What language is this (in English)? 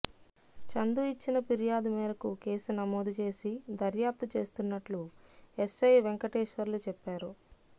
Telugu